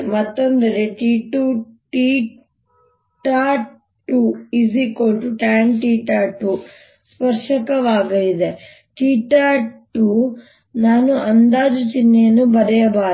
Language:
Kannada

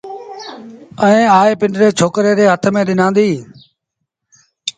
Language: Sindhi Bhil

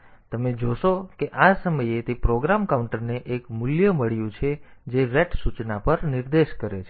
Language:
Gujarati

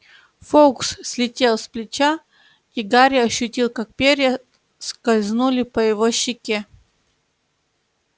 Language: Russian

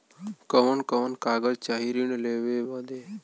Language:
Bhojpuri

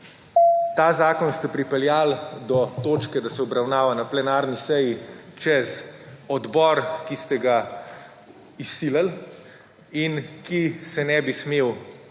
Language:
Slovenian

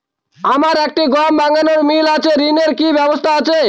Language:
Bangla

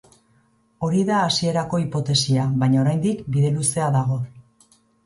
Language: Basque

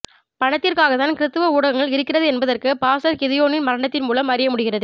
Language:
Tamil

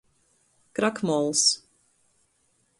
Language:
Latgalian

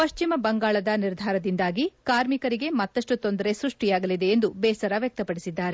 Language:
Kannada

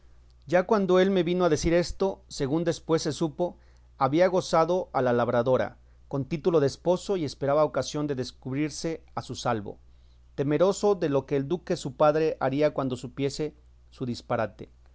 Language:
Spanish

